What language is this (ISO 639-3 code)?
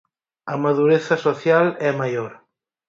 glg